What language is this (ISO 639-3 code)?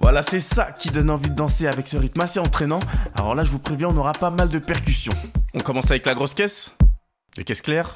fra